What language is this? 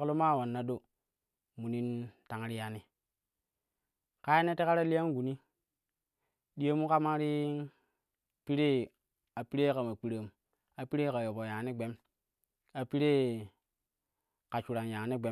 Kushi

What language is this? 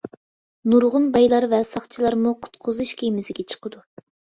Uyghur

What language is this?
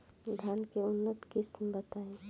Bhojpuri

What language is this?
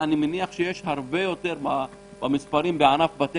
Hebrew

